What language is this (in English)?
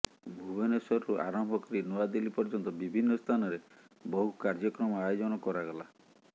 Odia